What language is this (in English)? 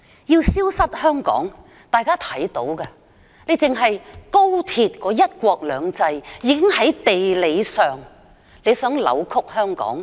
Cantonese